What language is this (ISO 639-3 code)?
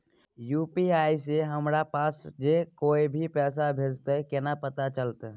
mai